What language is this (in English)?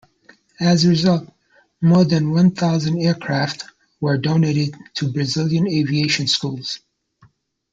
English